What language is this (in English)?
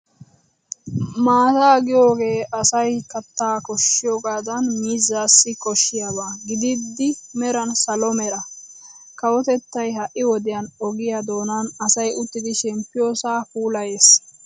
Wolaytta